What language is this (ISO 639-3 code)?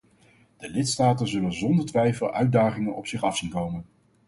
nld